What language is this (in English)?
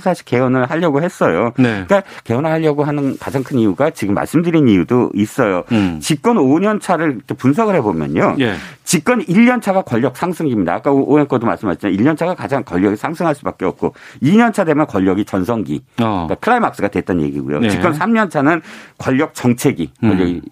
Korean